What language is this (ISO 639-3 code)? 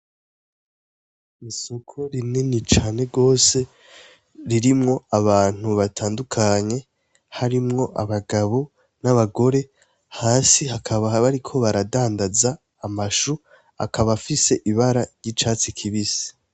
run